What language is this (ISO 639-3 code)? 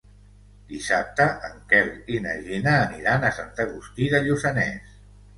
cat